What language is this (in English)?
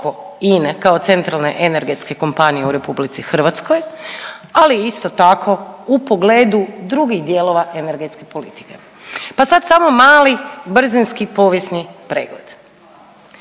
Croatian